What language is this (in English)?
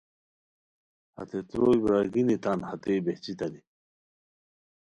Khowar